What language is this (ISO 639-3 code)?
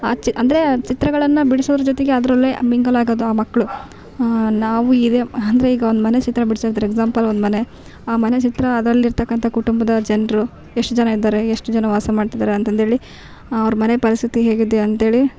kan